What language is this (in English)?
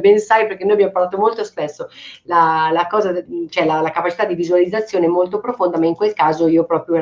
Italian